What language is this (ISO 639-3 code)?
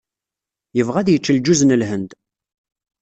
kab